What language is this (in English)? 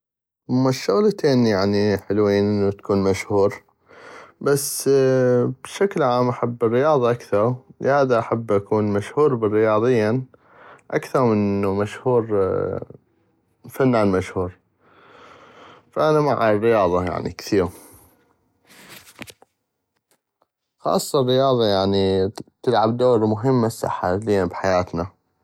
North Mesopotamian Arabic